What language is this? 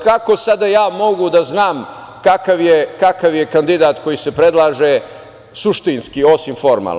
Serbian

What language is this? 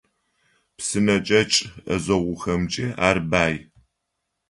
Adyghe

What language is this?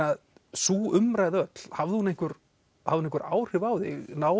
Icelandic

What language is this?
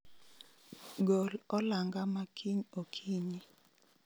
Luo (Kenya and Tanzania)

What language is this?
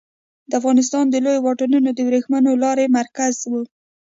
Pashto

